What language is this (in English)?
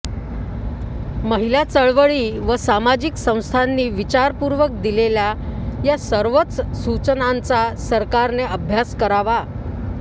Marathi